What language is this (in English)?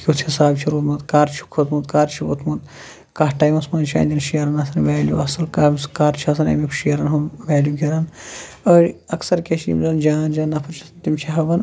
Kashmiri